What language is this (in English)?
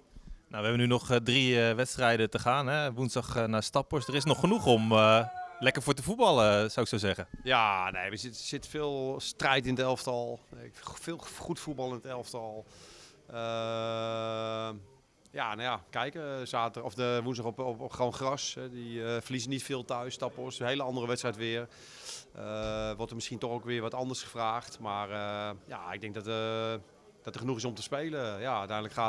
Dutch